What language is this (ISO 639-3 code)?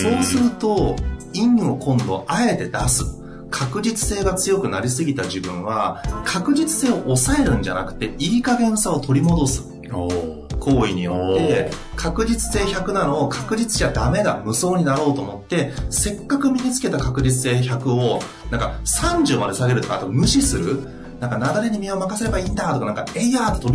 jpn